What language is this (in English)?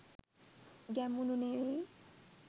Sinhala